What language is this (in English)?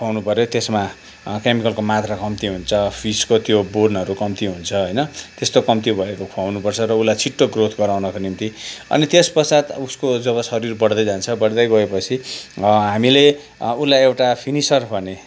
Nepali